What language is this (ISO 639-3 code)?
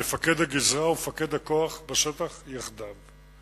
heb